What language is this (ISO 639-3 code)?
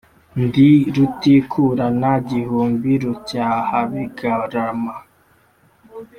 kin